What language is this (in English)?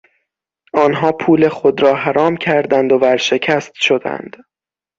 Persian